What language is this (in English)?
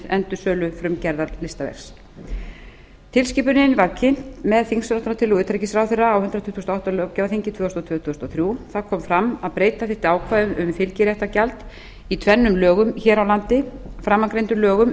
Icelandic